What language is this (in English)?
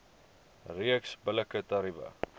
Afrikaans